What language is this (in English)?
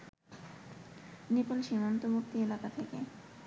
Bangla